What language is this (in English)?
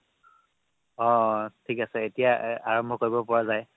Assamese